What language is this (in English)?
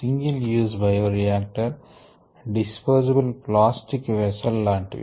Telugu